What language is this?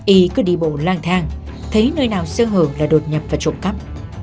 Vietnamese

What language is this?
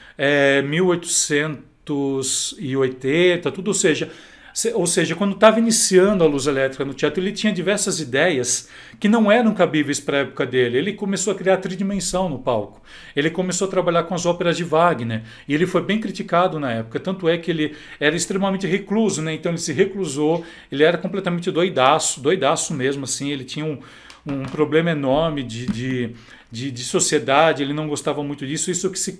Portuguese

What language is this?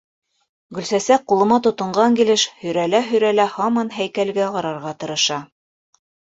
Bashkir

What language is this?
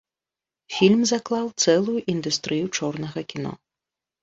Belarusian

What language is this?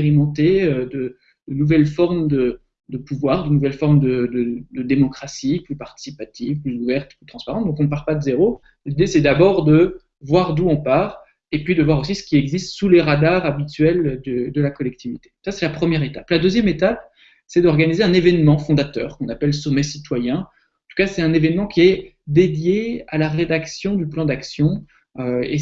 French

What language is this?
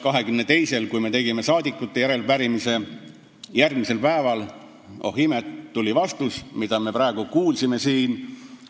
Estonian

